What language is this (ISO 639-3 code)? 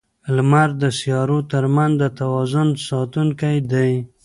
pus